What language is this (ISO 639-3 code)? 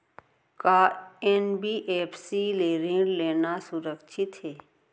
hne